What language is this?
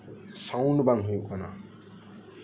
Santali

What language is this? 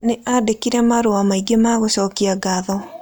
Kikuyu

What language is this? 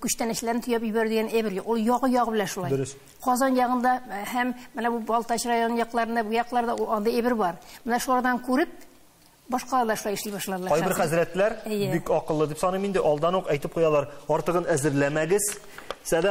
Turkish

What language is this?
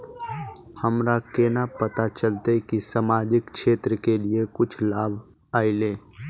Magahi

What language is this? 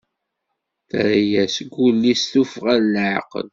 Kabyle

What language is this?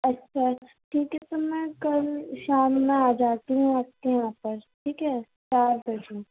Urdu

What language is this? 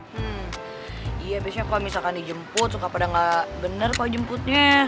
Indonesian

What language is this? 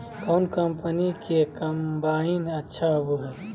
Magahi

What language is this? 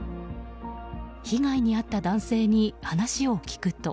Japanese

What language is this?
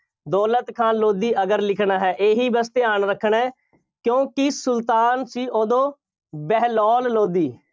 Punjabi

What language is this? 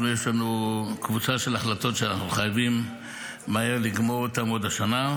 Hebrew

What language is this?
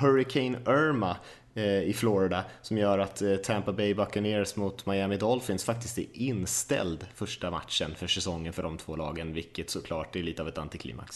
Swedish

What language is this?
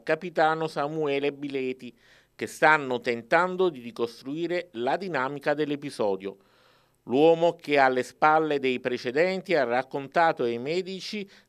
Italian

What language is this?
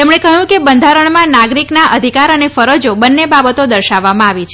Gujarati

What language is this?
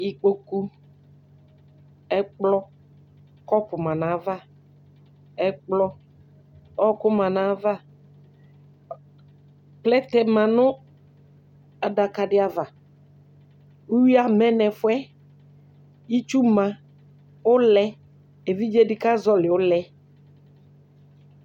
Ikposo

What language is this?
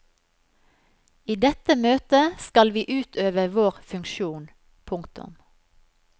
Norwegian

